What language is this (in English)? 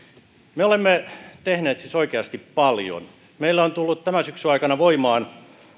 Finnish